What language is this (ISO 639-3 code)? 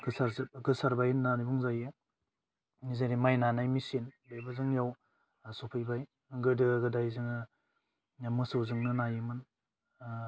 brx